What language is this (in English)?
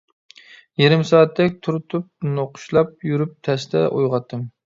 Uyghur